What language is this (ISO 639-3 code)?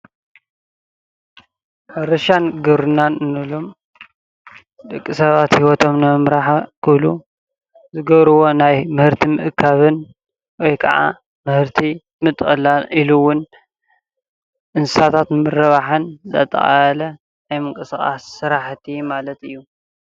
tir